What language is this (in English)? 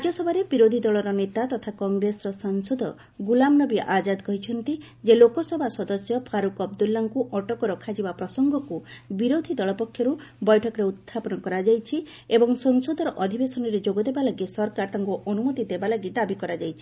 Odia